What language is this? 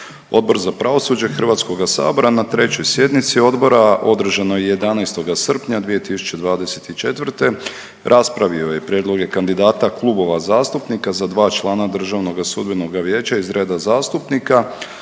Croatian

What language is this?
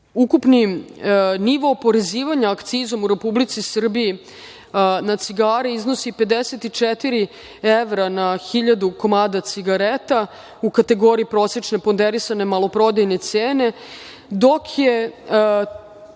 Serbian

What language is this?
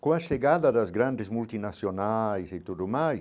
Portuguese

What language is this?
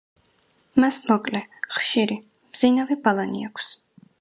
Georgian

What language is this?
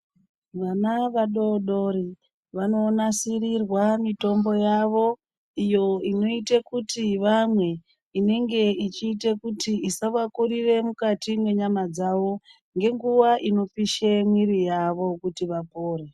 Ndau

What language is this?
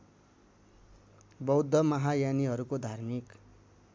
Nepali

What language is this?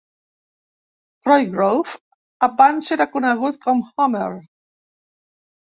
Catalan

